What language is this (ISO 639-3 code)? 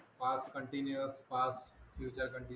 mar